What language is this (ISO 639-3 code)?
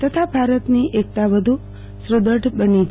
guj